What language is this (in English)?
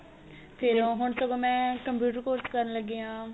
Punjabi